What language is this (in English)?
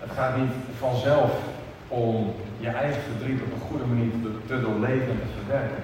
Dutch